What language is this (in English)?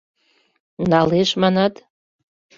Mari